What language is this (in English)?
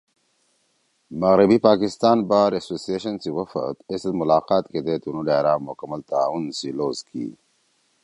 Torwali